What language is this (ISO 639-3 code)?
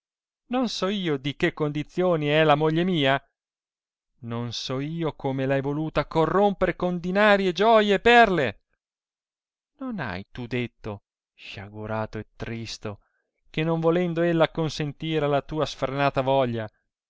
ita